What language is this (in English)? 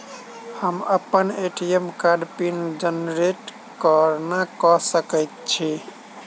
Maithili